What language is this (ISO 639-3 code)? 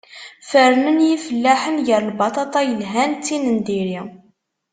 kab